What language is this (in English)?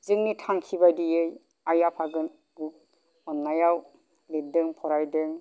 Bodo